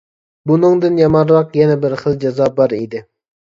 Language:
Uyghur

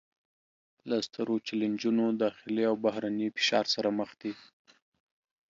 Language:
Pashto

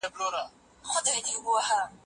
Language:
Pashto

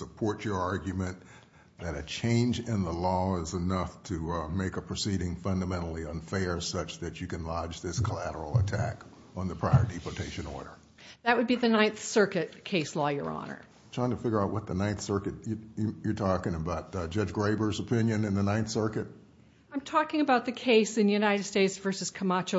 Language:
English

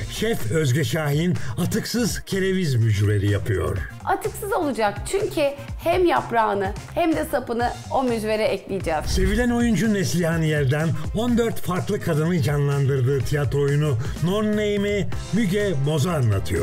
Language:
Turkish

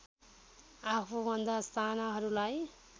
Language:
Nepali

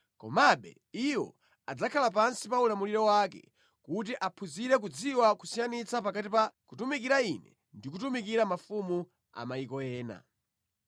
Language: Nyanja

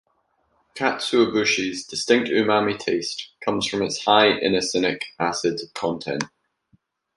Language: English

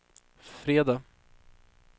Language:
Swedish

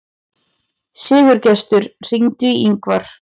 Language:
Icelandic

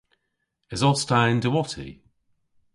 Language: Cornish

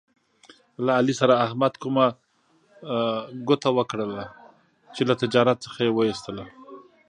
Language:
Pashto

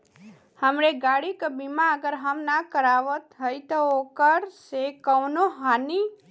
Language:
Bhojpuri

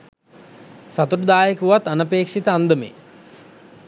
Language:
Sinhala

